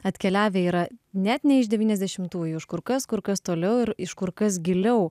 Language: Lithuanian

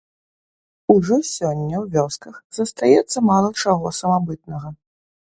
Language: Belarusian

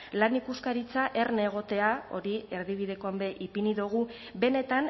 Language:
Basque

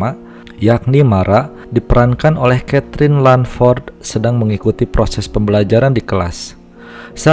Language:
Indonesian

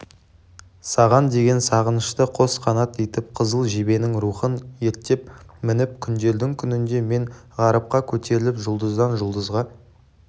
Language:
Kazakh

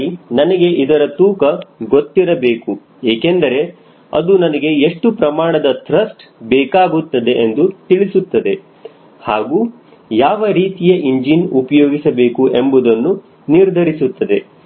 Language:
Kannada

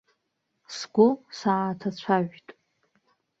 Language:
Abkhazian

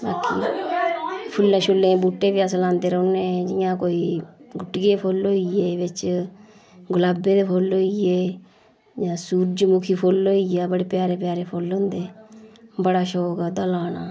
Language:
Dogri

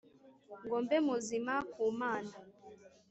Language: Kinyarwanda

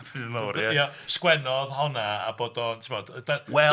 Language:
Welsh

